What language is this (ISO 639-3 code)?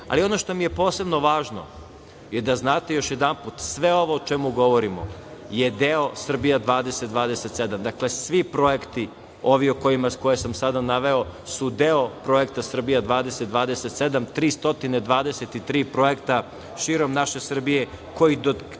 srp